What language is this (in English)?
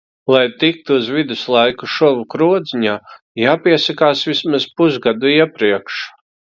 Latvian